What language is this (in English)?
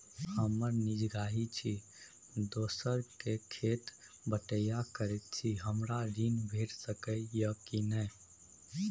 Maithili